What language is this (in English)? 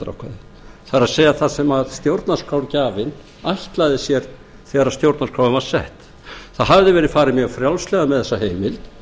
Icelandic